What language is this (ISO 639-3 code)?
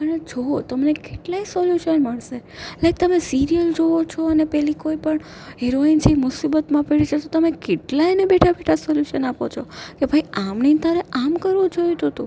guj